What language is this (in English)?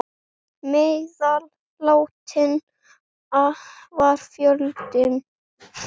Icelandic